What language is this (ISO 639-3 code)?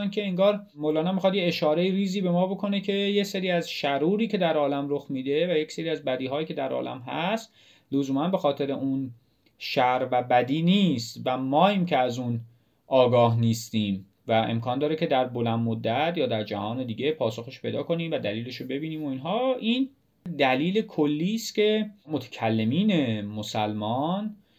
fas